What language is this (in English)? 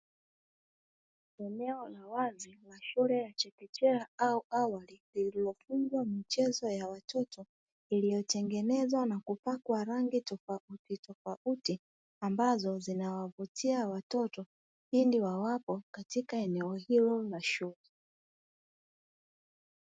Swahili